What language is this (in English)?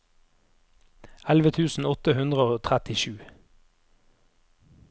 Norwegian